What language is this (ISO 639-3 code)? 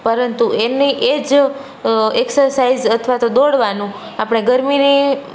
guj